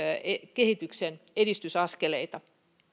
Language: Finnish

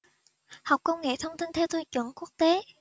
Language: Vietnamese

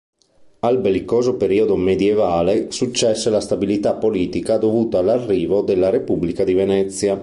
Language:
Italian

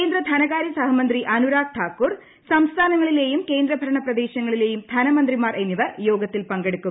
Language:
Malayalam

